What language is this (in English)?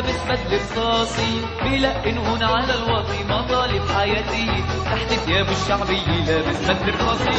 Arabic